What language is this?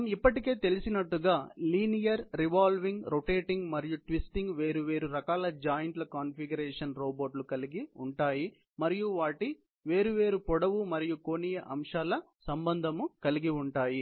Telugu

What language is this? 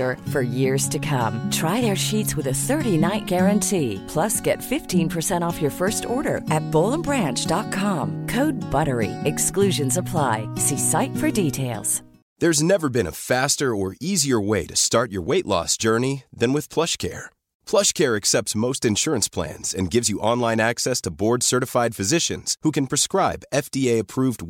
Urdu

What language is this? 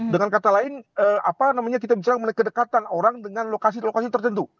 Indonesian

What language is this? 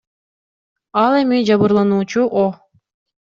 Kyrgyz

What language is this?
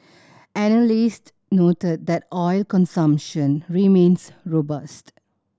English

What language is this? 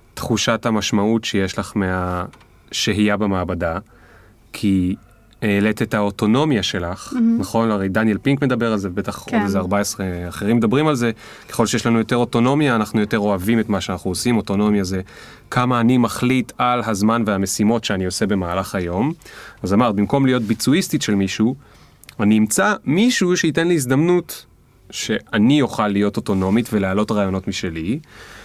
Hebrew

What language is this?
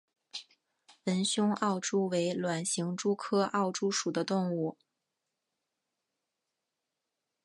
Chinese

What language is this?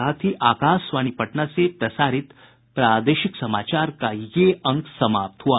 Hindi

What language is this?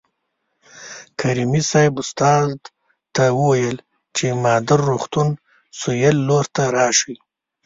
Pashto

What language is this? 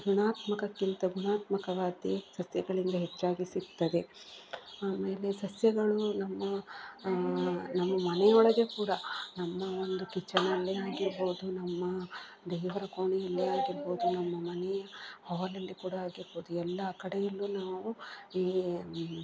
Kannada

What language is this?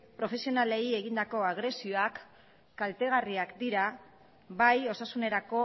Basque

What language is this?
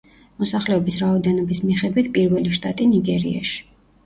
Georgian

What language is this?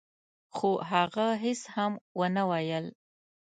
Pashto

